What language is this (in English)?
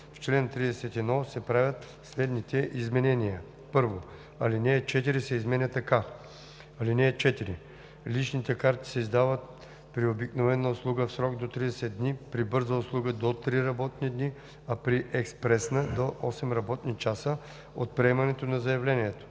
Bulgarian